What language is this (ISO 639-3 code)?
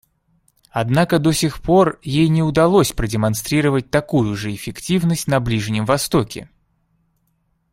rus